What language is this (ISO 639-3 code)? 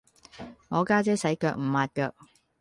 yue